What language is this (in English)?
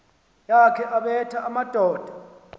Xhosa